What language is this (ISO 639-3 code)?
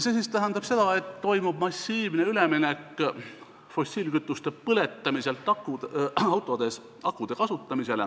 est